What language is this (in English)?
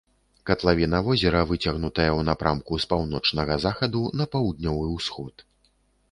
Belarusian